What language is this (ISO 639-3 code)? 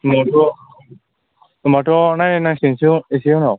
brx